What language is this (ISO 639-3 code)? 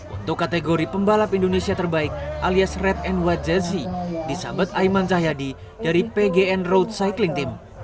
ind